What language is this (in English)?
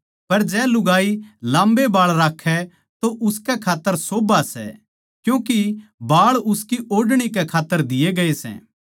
Haryanvi